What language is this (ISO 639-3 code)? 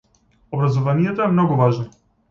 mkd